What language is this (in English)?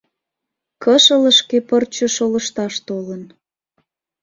Mari